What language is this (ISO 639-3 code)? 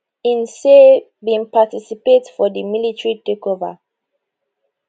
pcm